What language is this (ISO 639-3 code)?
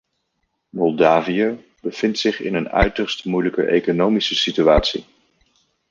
nld